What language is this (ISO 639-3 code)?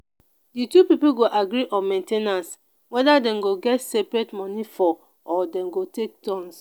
pcm